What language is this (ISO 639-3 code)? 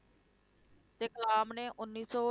pan